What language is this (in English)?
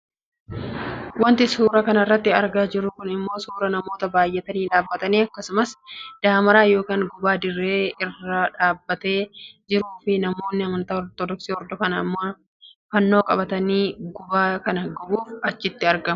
Oromo